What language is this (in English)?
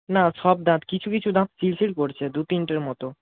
Bangla